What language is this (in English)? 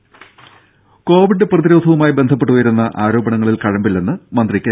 Malayalam